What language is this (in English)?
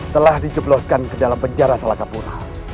Indonesian